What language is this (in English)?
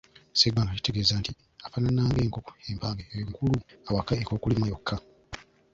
Ganda